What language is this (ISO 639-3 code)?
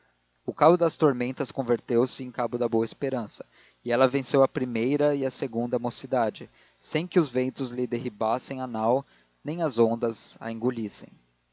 por